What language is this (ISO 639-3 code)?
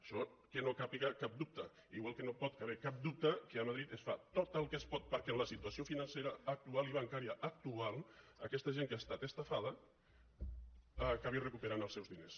cat